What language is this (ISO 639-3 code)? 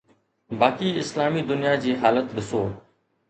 snd